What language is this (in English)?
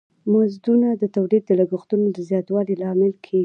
Pashto